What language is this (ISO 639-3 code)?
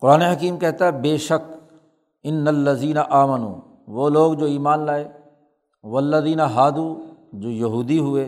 urd